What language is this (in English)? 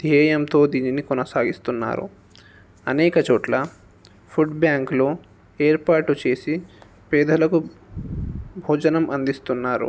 Telugu